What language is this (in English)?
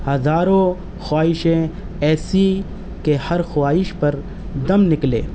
Urdu